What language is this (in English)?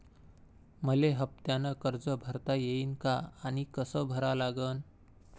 Marathi